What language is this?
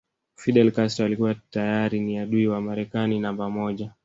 Swahili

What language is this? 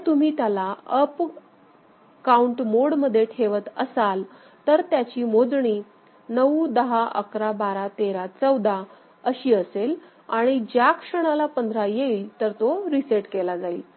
Marathi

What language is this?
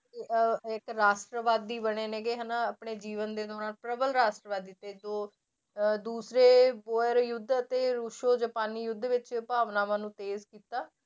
Punjabi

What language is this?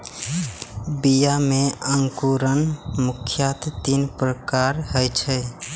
Maithili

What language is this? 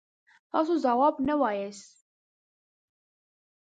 Pashto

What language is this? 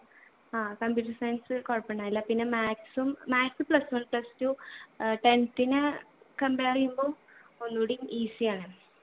Malayalam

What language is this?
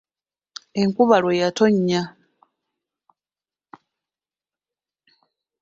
Ganda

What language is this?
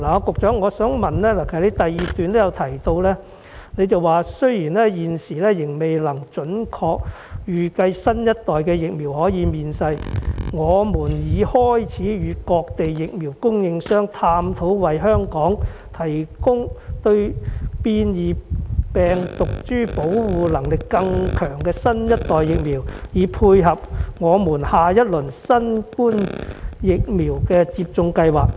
Cantonese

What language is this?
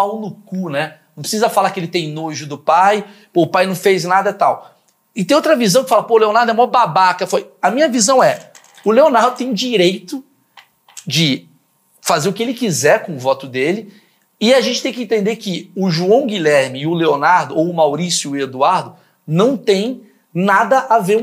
Portuguese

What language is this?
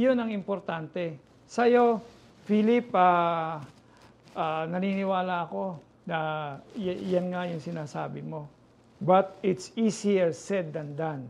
Filipino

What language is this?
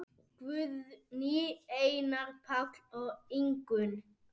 Icelandic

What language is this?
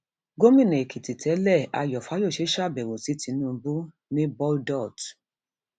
Yoruba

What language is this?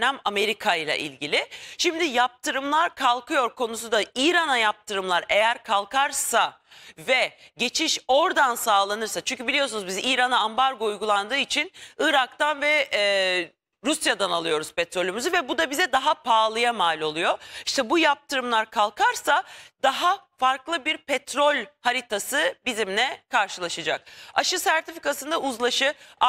Turkish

